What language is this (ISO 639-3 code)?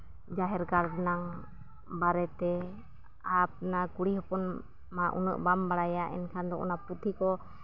sat